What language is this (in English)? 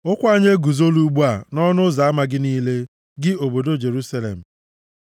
Igbo